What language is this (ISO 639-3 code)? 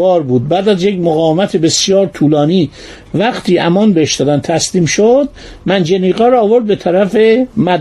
fas